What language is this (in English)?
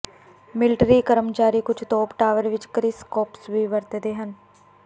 Punjabi